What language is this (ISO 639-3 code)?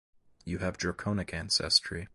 eng